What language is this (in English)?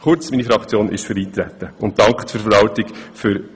Swiss German